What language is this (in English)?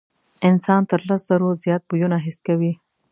Pashto